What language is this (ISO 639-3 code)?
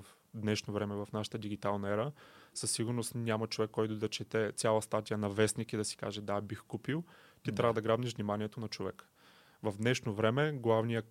bul